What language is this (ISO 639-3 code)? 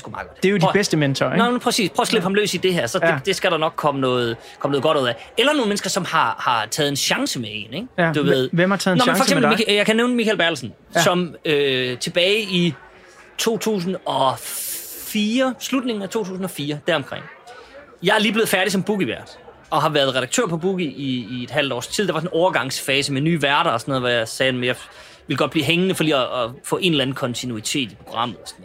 dan